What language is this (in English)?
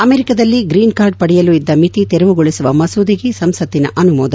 Kannada